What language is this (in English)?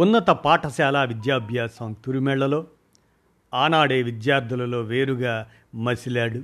Telugu